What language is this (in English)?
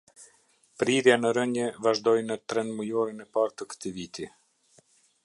Albanian